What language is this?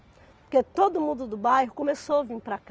Portuguese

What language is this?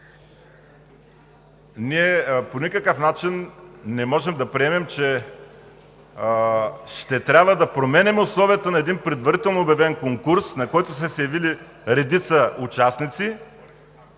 Bulgarian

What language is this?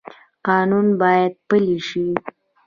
Pashto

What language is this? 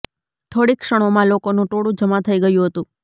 Gujarati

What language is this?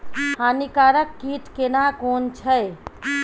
Maithili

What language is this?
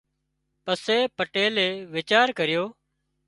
Wadiyara Koli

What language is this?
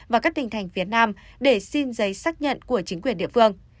Vietnamese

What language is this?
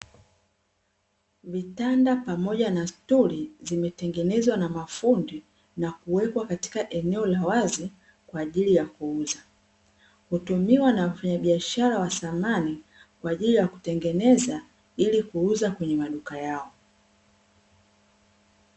Swahili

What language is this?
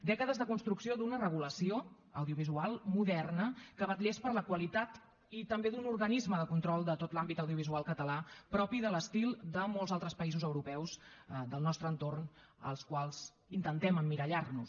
Catalan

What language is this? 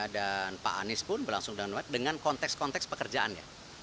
Indonesian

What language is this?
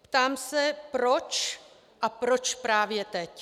Czech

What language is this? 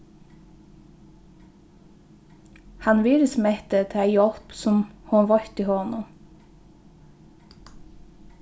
Faroese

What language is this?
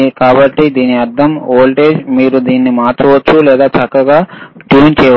Telugu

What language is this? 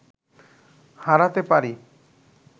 Bangla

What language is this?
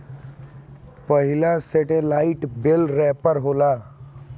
Bhojpuri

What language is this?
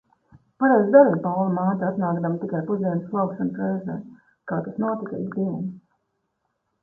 Latvian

